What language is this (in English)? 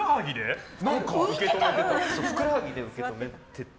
Japanese